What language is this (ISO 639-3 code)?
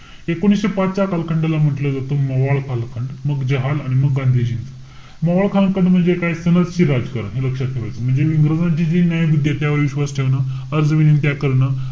mar